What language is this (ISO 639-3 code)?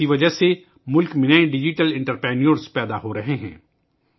urd